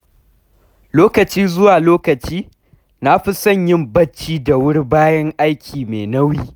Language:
Hausa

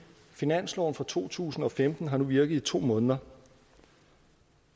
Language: Danish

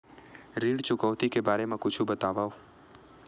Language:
Chhattisgarhi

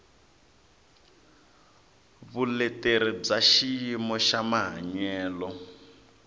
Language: Tsonga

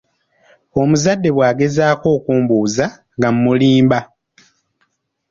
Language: Ganda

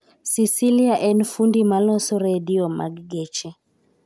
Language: Luo (Kenya and Tanzania)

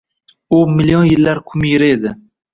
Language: Uzbek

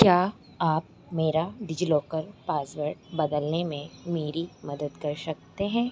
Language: Hindi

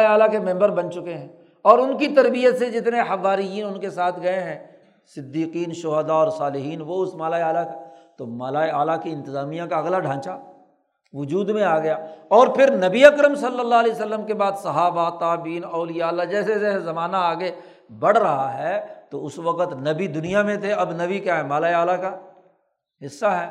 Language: Urdu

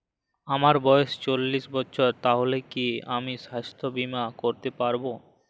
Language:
Bangla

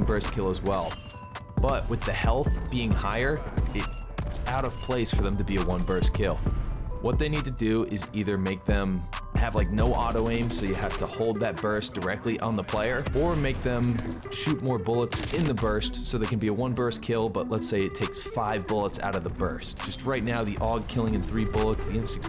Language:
English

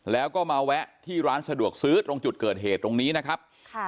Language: Thai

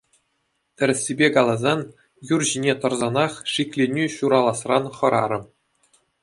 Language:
Chuvash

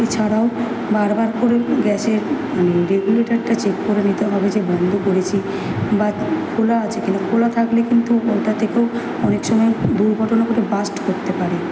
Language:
Bangla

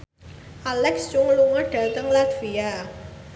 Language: Javanese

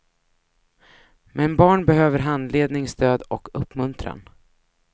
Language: Swedish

